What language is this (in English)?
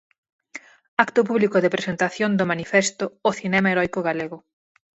Galician